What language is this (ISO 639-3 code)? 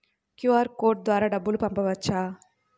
tel